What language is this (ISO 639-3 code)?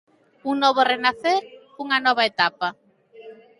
glg